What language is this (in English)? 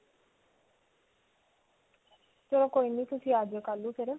Punjabi